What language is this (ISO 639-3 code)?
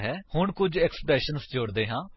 pan